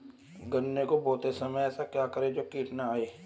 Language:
Hindi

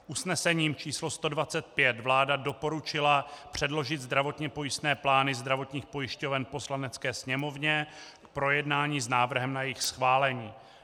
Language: Czech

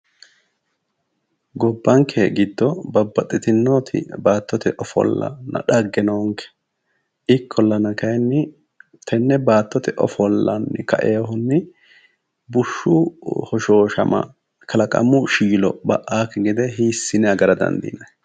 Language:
Sidamo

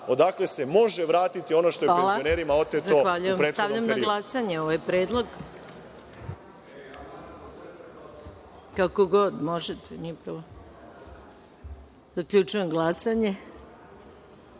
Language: Serbian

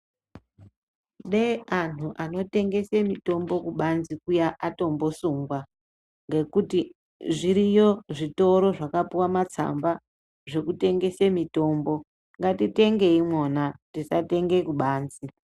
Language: Ndau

